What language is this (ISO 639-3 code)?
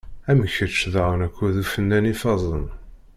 kab